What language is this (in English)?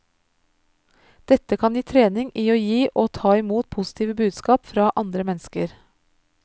Norwegian